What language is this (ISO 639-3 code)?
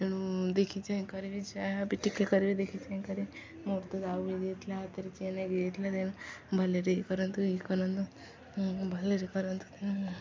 ori